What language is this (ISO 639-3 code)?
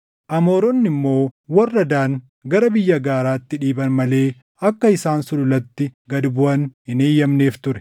orm